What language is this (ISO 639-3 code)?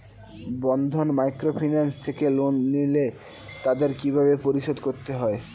ben